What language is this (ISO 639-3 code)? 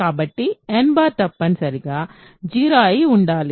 tel